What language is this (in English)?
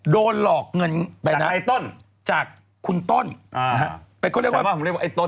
Thai